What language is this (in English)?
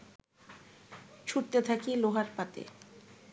Bangla